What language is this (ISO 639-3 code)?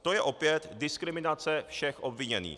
ces